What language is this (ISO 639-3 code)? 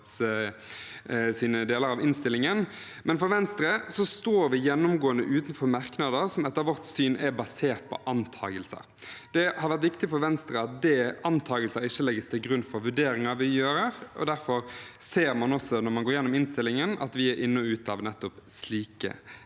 nor